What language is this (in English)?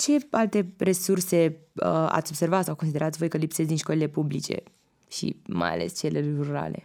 Romanian